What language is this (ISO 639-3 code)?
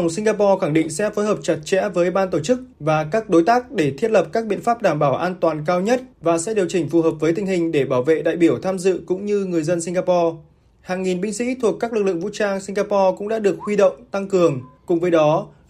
vie